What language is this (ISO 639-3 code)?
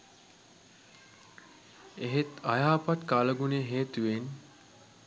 sin